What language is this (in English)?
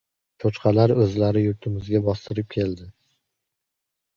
Uzbek